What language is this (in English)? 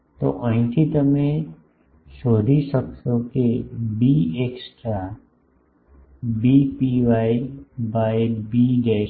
Gujarati